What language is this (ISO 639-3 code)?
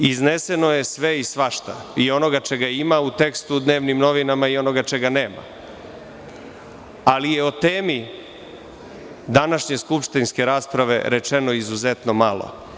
srp